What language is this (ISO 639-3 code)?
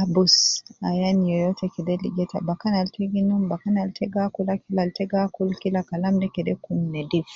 kcn